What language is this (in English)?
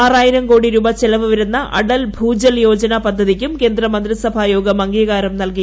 Malayalam